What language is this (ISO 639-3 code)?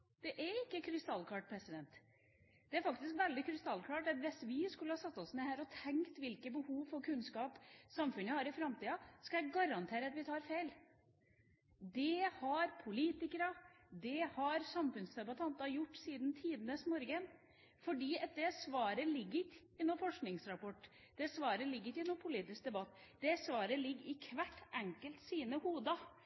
nob